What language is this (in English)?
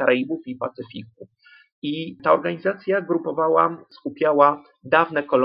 Polish